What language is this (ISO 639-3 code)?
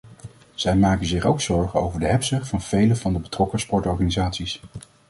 nld